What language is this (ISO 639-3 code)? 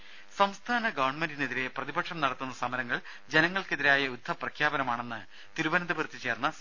mal